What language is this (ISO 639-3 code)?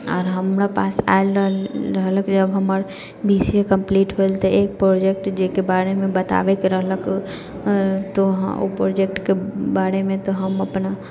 mai